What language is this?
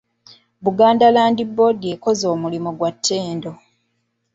Ganda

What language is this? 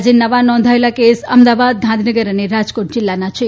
Gujarati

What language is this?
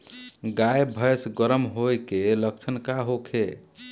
Bhojpuri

